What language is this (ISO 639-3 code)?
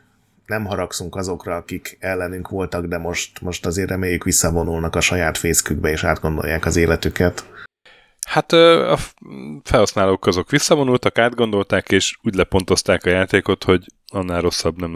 hun